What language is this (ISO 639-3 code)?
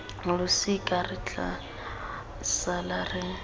tsn